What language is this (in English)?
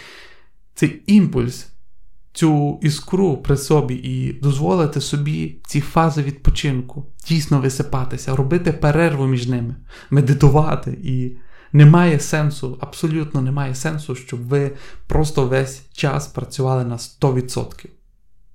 Ukrainian